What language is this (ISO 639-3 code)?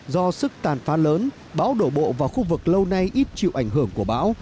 vie